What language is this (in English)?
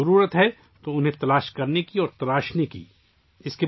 Urdu